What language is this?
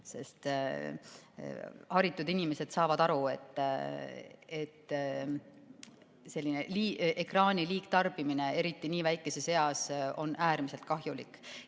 Estonian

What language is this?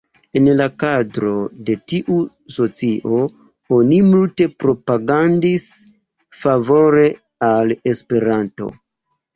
Esperanto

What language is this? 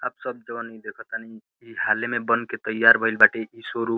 Bhojpuri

